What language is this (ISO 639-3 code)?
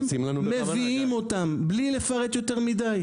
heb